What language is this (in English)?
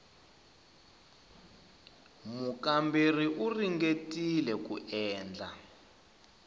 Tsonga